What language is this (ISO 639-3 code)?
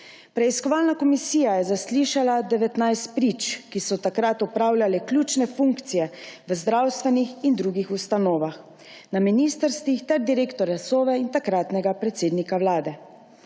slv